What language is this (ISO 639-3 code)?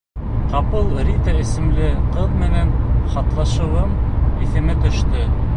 bak